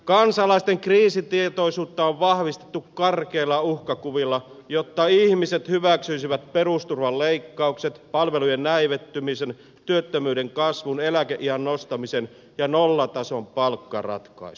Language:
Finnish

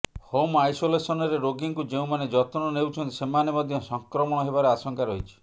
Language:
Odia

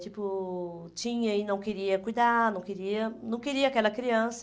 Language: Portuguese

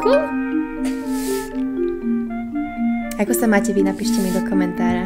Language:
Polish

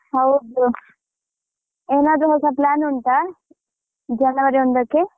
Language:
Kannada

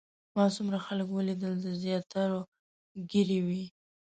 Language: Pashto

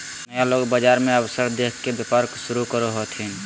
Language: Magahi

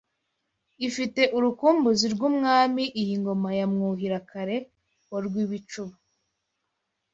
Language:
Kinyarwanda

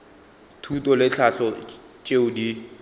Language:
Northern Sotho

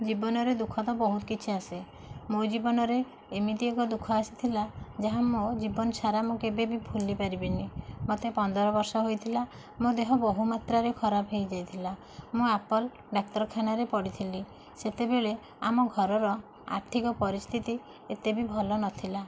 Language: Odia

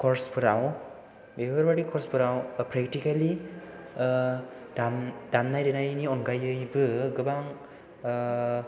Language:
Bodo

